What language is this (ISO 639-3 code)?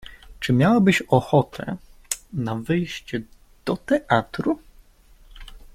pol